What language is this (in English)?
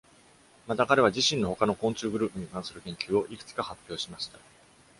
Japanese